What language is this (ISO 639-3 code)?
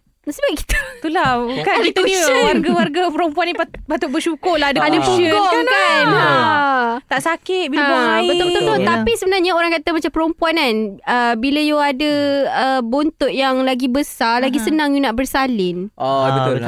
msa